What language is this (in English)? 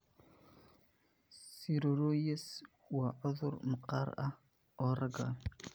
Somali